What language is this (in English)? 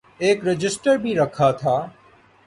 Urdu